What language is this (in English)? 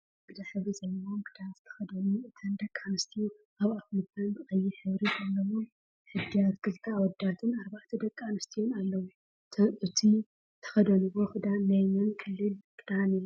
Tigrinya